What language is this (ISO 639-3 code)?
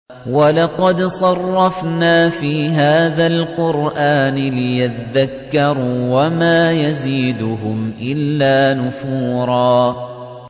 ara